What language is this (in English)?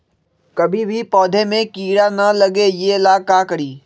Magahi